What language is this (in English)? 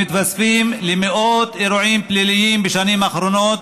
Hebrew